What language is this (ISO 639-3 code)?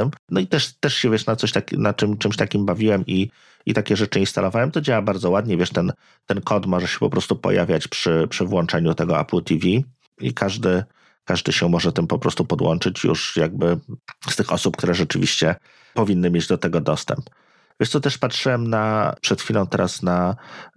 pol